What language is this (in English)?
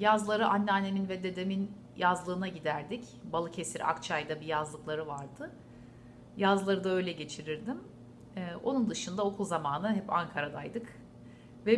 Turkish